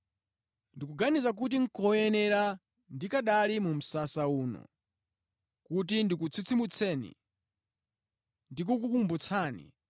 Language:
Nyanja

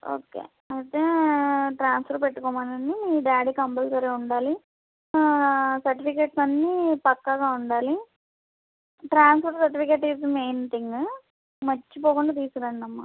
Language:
Telugu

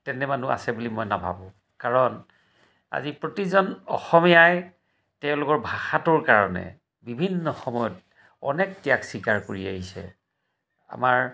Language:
Assamese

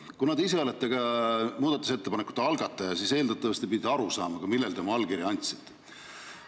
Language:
Estonian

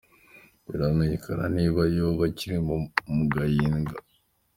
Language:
Kinyarwanda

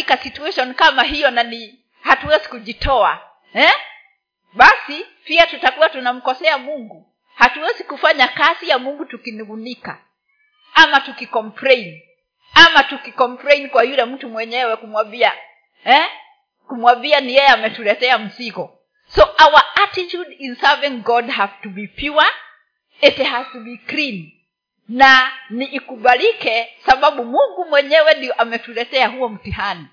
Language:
Swahili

